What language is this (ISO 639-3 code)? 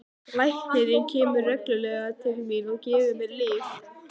isl